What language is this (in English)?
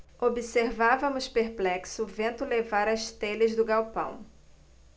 Portuguese